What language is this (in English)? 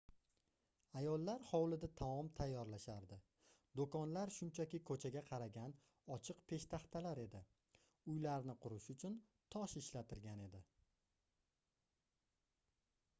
Uzbek